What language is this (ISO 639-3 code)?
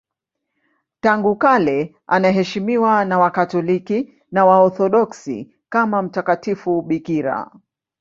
swa